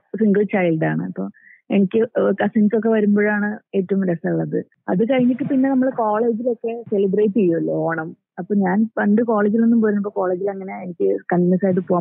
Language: Malayalam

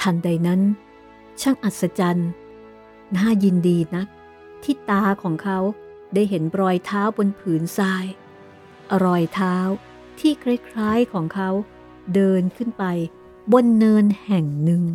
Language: Thai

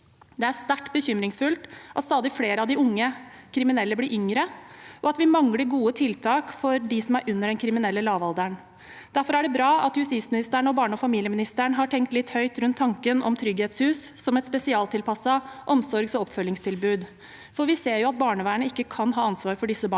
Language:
Norwegian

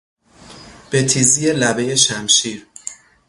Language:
Persian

